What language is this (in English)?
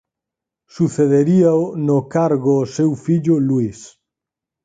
Galician